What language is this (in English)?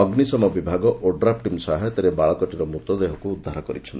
Odia